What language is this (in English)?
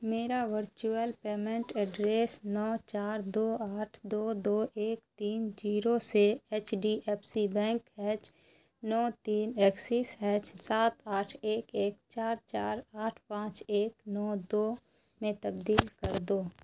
Urdu